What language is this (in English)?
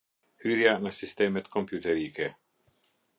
Albanian